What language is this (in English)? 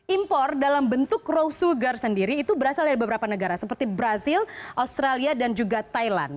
Indonesian